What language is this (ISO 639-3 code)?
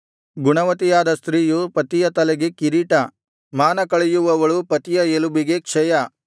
kan